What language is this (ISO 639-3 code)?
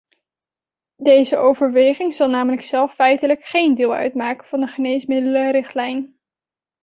nld